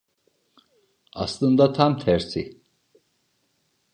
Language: Turkish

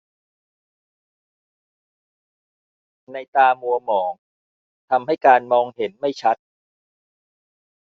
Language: Thai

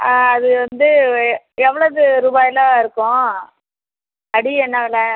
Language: Tamil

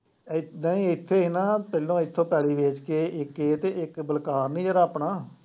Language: Punjabi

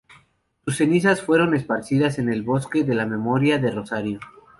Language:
Spanish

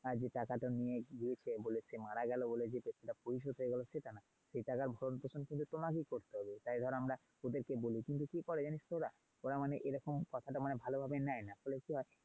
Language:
Bangla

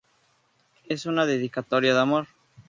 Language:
Spanish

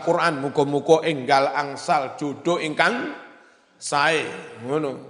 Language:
Indonesian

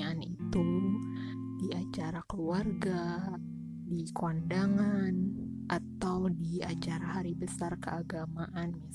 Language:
Indonesian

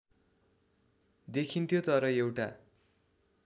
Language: Nepali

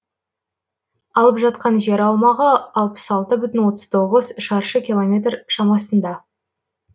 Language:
Kazakh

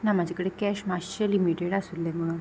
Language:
Konkani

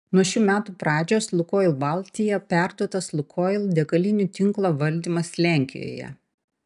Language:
Lithuanian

